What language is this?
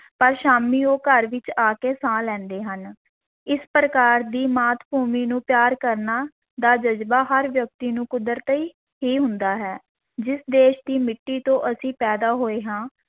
Punjabi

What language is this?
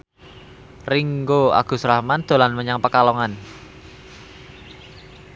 Javanese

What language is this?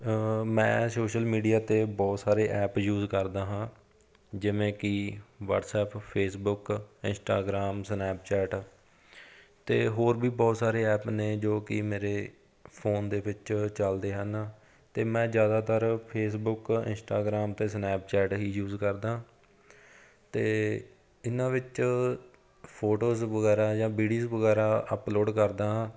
Punjabi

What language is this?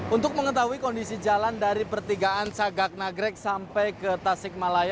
Indonesian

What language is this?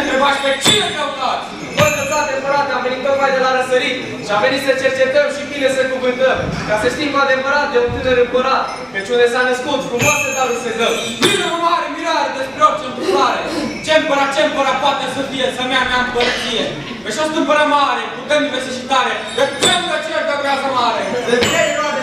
Romanian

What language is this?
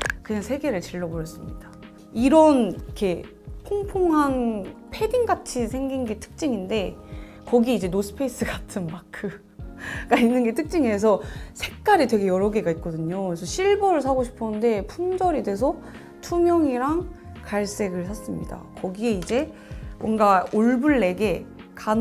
Korean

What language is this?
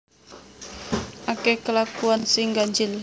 Javanese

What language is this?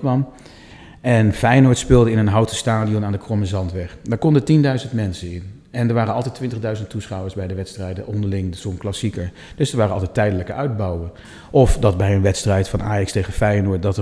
Dutch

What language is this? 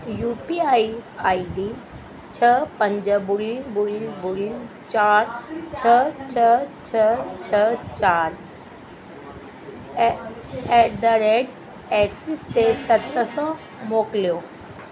Sindhi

